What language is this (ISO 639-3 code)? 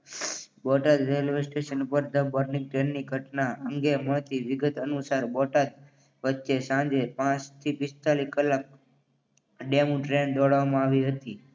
guj